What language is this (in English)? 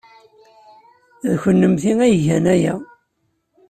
Kabyle